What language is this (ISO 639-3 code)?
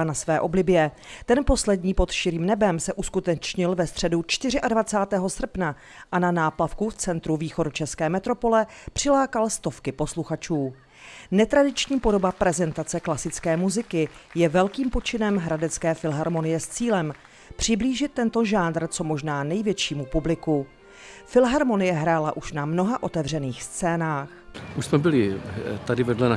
ces